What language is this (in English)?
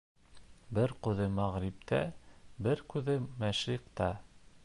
Bashkir